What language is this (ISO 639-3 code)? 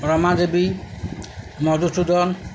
ori